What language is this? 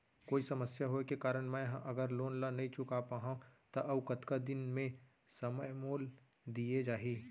Chhattisgarhi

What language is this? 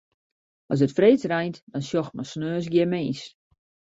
Western Frisian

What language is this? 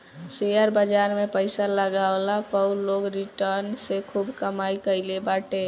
Bhojpuri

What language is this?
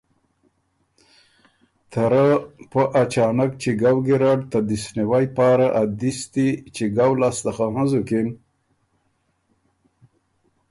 Ormuri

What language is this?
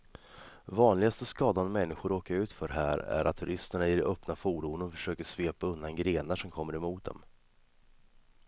Swedish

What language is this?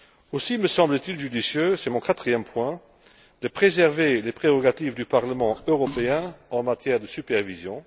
French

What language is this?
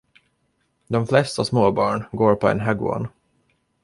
Swedish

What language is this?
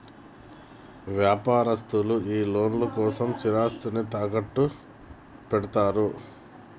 Telugu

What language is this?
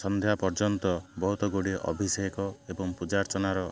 Odia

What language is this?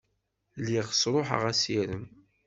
Kabyle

